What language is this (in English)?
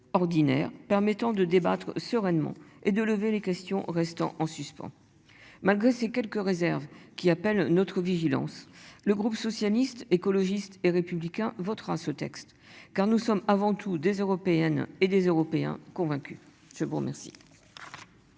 French